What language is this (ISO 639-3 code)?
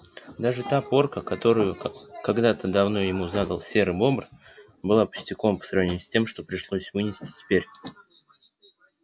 rus